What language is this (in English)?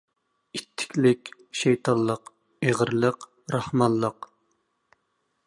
Uyghur